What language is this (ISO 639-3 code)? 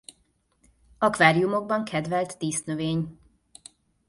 hun